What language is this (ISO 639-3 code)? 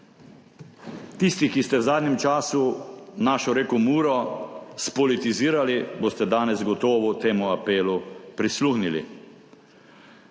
slv